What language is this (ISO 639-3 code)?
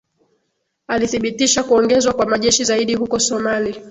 swa